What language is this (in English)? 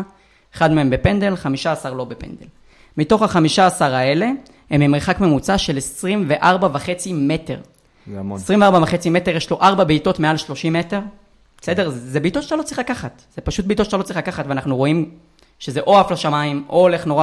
Hebrew